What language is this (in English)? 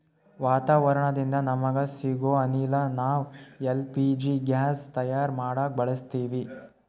Kannada